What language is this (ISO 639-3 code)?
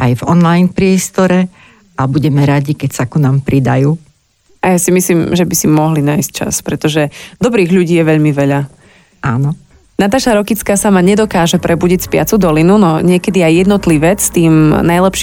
slk